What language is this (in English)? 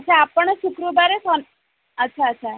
Odia